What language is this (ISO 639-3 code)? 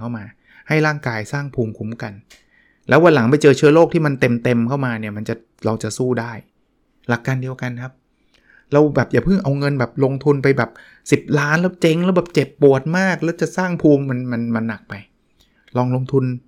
tha